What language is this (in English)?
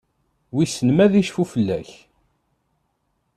Kabyle